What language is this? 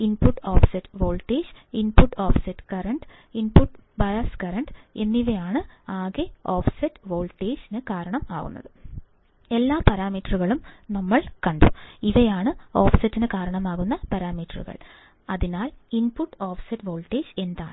Malayalam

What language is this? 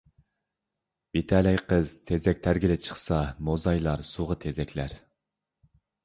Uyghur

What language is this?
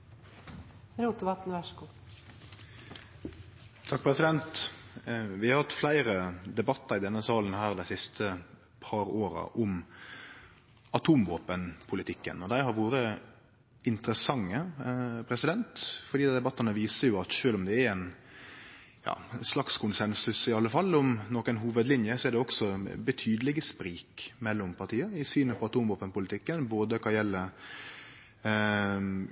Norwegian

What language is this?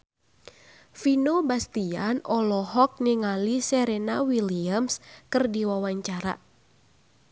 Sundanese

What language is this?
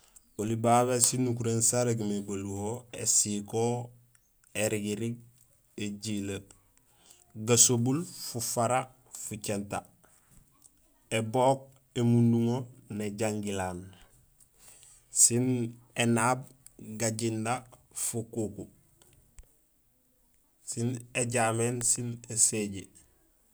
Gusilay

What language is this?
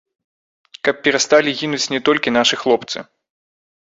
Belarusian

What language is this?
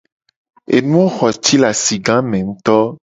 Gen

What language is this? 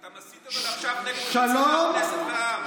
Hebrew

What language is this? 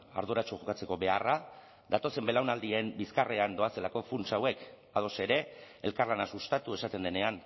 Basque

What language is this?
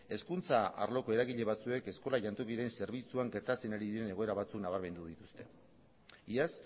Basque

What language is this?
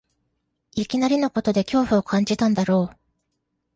Japanese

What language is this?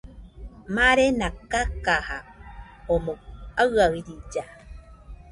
Nüpode Huitoto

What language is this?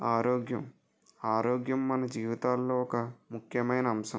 Telugu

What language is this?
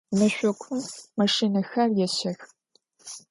Adyghe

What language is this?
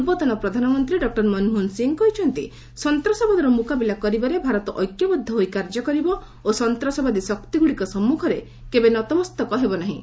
Odia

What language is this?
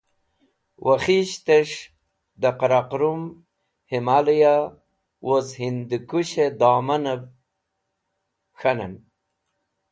Wakhi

